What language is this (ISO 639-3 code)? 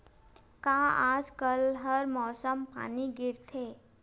hne